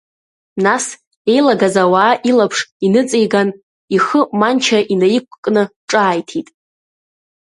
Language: Abkhazian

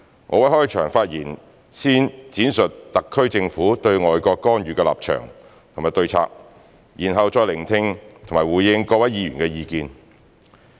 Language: Cantonese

